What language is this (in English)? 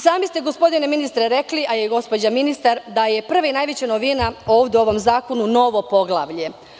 Serbian